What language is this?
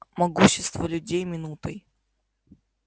Russian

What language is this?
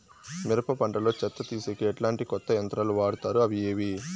Telugu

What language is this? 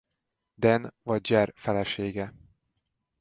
Hungarian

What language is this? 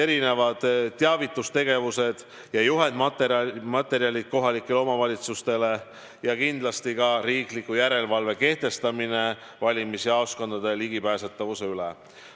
Estonian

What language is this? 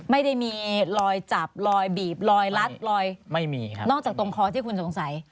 Thai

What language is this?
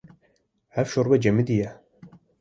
Kurdish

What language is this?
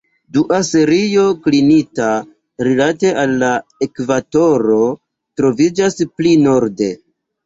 Esperanto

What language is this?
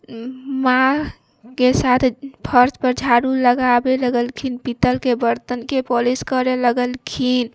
Maithili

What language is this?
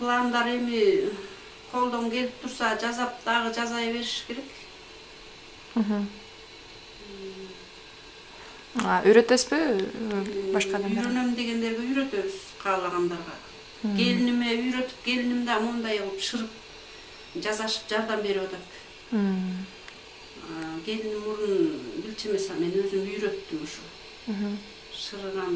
Turkish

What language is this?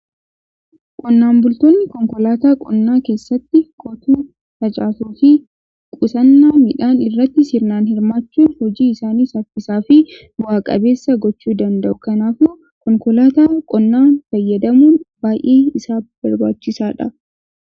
Oromo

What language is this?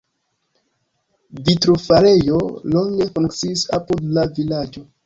Esperanto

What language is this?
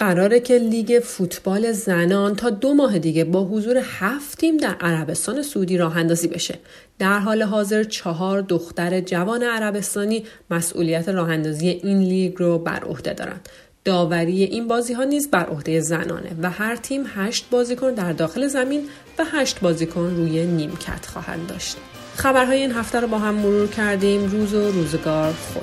Persian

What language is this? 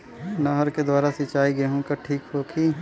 Bhojpuri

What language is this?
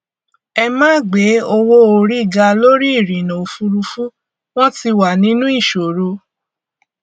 Yoruba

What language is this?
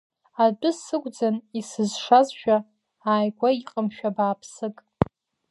Abkhazian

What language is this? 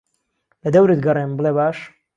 Central Kurdish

